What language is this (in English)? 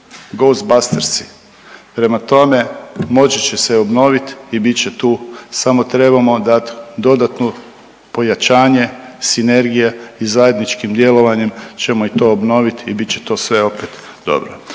Croatian